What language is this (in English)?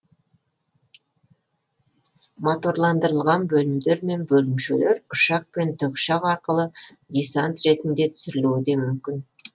Kazakh